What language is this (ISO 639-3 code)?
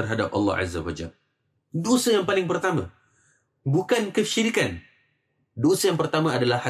msa